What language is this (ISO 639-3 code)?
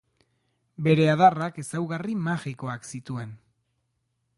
eus